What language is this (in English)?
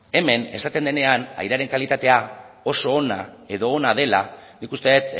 Basque